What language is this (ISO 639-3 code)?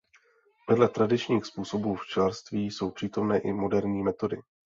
ces